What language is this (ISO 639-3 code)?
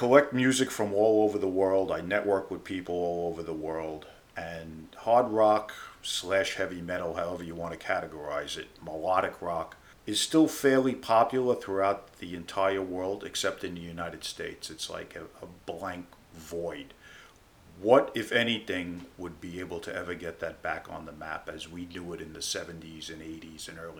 eng